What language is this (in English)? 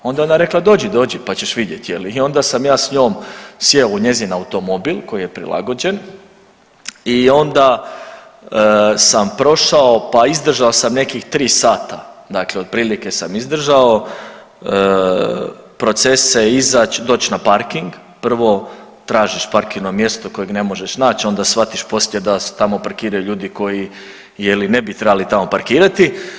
Croatian